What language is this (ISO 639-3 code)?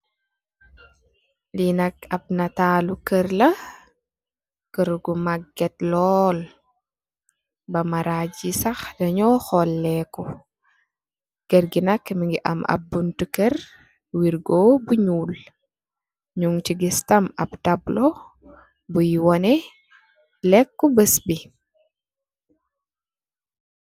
wol